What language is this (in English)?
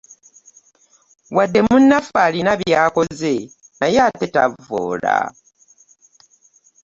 Ganda